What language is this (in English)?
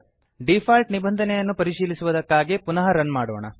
Kannada